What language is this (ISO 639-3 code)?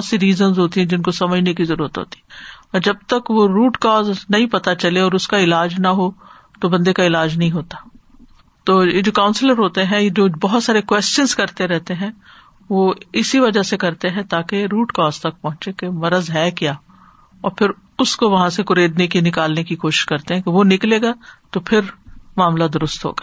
urd